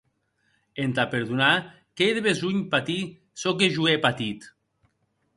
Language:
Occitan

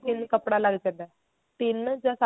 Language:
Punjabi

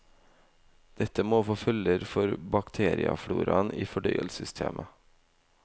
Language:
Norwegian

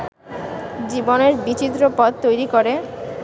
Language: Bangla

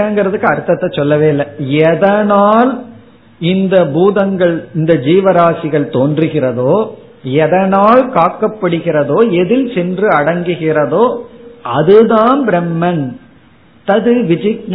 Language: Tamil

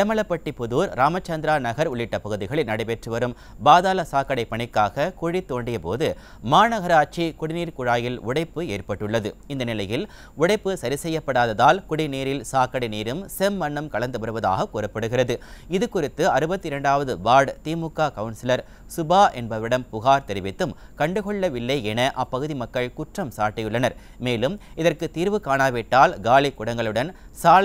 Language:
Japanese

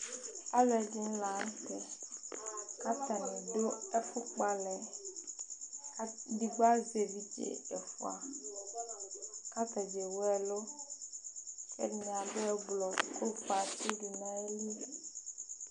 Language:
Ikposo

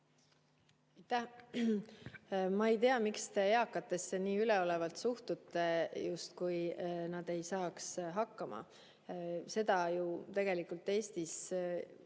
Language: Estonian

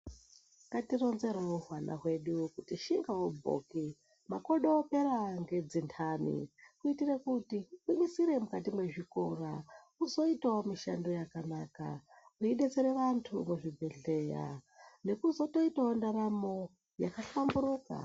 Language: Ndau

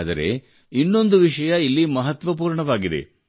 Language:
Kannada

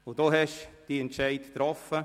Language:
Swiss German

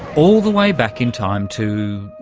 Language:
English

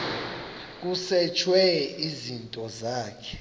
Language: Xhosa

